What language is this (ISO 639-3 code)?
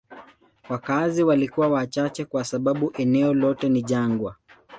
swa